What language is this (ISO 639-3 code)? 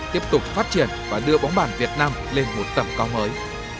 vie